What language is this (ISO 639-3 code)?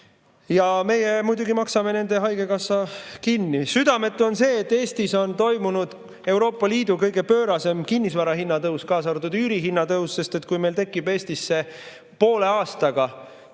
est